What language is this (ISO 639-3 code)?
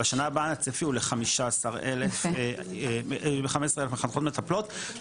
heb